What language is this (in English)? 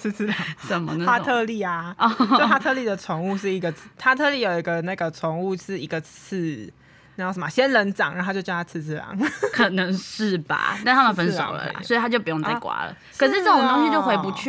Chinese